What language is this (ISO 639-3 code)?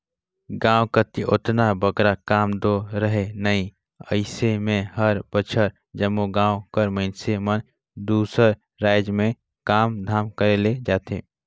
hne